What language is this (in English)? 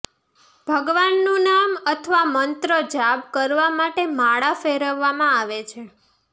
Gujarati